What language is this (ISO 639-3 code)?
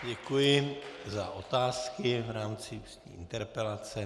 ces